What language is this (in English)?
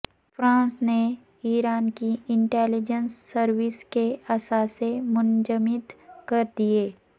Urdu